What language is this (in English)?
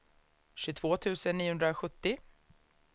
Swedish